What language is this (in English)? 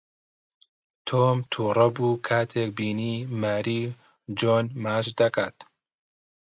Central Kurdish